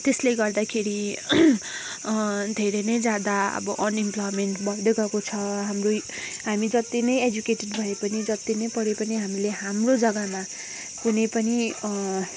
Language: Nepali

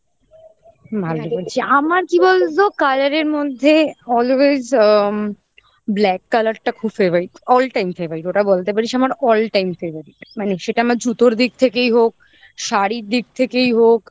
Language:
Bangla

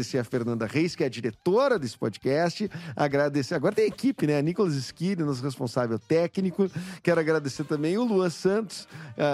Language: Portuguese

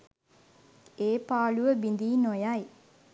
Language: Sinhala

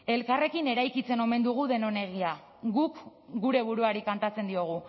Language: Basque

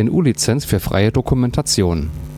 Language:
German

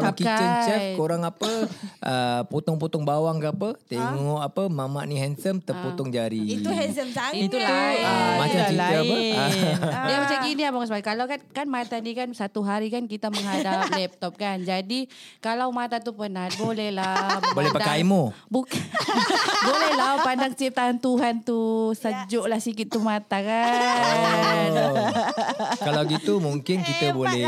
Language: Malay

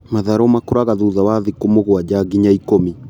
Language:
Kikuyu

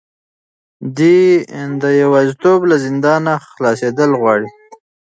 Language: Pashto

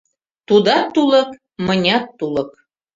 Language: Mari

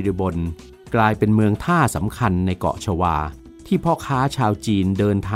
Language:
Thai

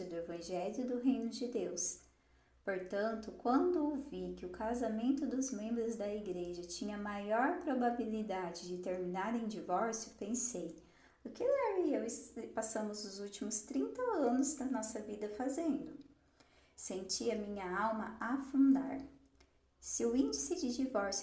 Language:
Portuguese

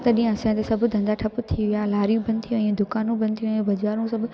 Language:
Sindhi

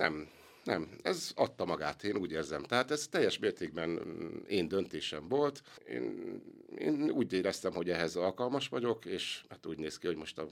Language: Hungarian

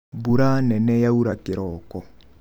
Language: Kikuyu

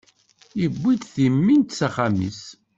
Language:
Kabyle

